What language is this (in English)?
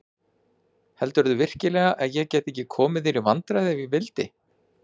Icelandic